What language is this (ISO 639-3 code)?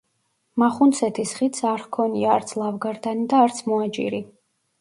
kat